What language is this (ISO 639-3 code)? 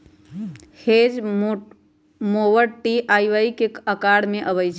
mag